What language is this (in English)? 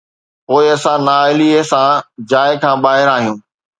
Sindhi